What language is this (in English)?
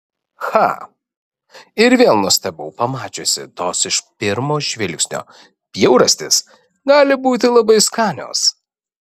Lithuanian